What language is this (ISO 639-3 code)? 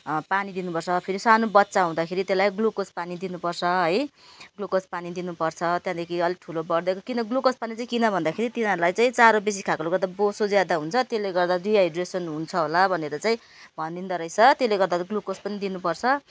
nep